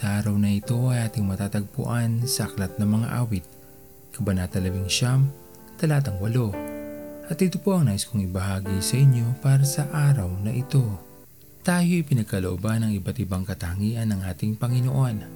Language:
Filipino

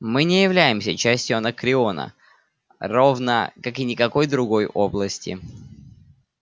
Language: Russian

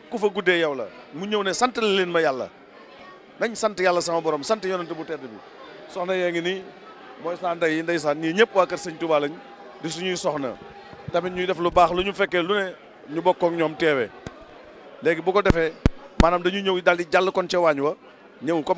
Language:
Indonesian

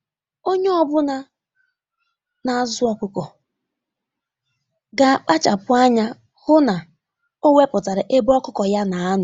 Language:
Igbo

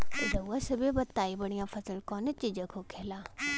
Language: Bhojpuri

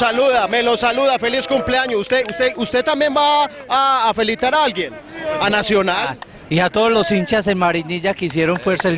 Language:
Spanish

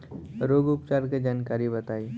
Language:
Bhojpuri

